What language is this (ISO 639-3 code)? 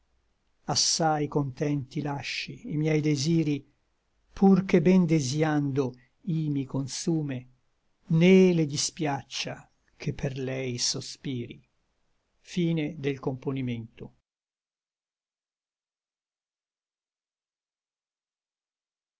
ita